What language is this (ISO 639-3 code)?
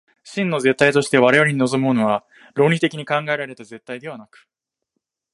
jpn